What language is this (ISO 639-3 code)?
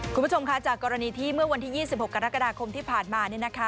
tha